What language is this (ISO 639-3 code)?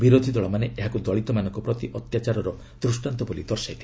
ori